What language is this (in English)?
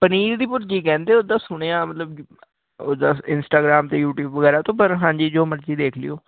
Punjabi